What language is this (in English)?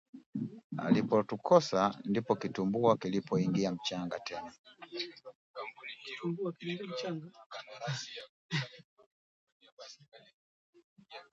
Swahili